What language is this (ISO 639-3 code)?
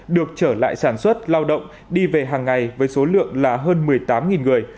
vie